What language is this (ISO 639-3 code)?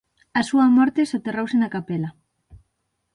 glg